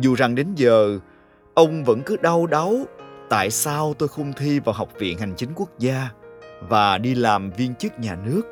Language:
Vietnamese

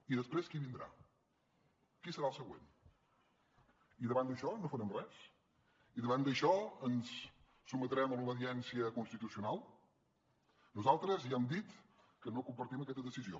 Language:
Catalan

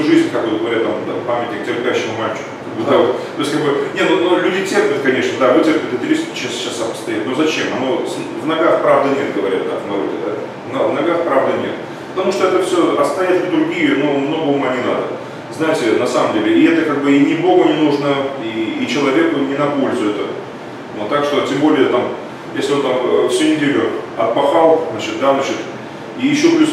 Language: Russian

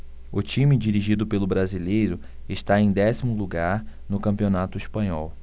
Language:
Portuguese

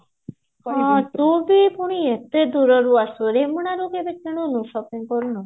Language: Odia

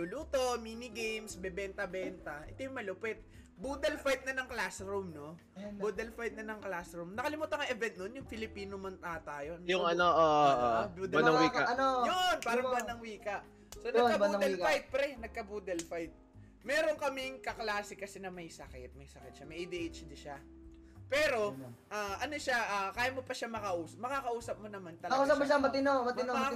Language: Filipino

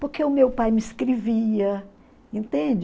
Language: Portuguese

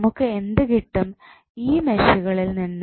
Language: Malayalam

